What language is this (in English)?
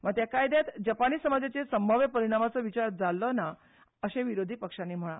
Konkani